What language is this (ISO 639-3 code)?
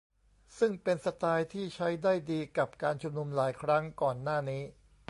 tha